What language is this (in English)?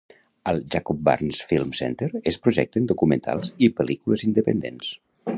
Catalan